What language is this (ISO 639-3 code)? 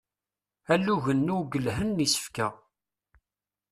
kab